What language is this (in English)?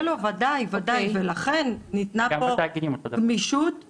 Hebrew